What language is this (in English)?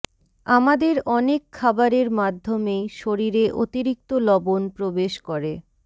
Bangla